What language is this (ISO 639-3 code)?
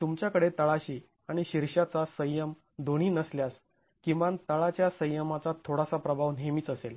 mar